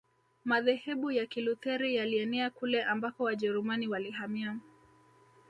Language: Swahili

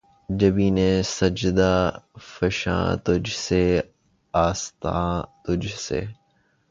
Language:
Urdu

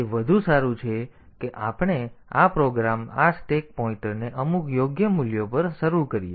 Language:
Gujarati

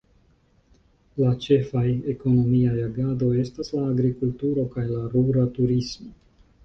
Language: Esperanto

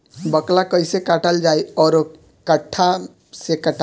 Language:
Bhojpuri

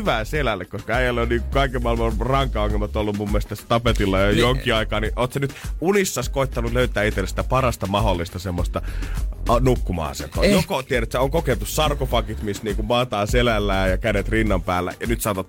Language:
Finnish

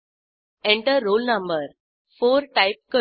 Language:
Marathi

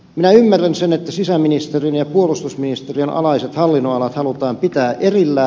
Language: Finnish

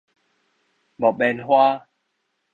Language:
Min Nan Chinese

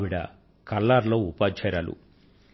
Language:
Telugu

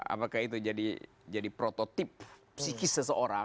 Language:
Indonesian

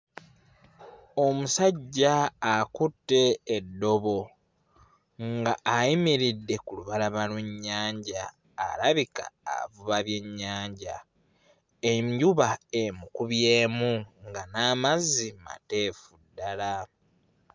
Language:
Ganda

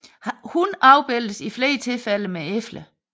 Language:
Danish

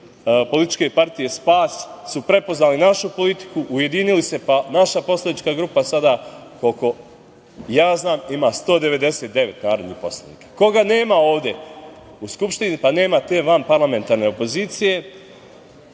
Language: Serbian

